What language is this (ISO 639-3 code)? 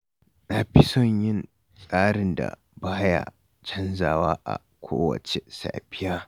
hau